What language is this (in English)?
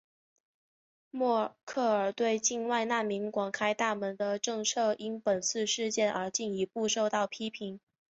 Chinese